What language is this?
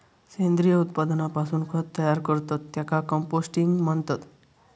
Marathi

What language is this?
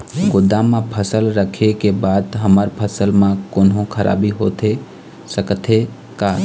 Chhattisgarhi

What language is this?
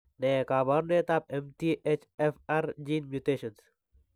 Kalenjin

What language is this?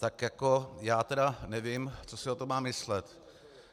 Czech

